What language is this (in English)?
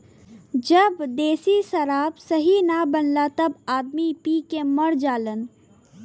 Bhojpuri